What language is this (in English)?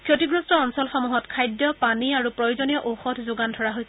Assamese